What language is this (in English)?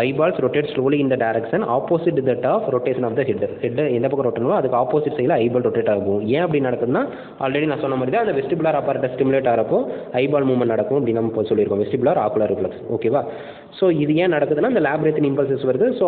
Indonesian